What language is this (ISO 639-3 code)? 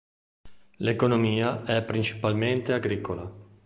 ita